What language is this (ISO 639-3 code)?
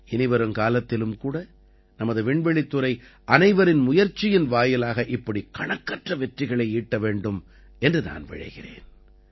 tam